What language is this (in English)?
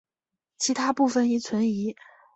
Chinese